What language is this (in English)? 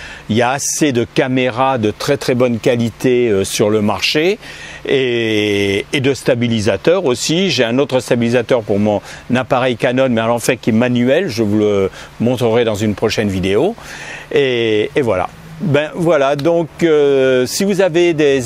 French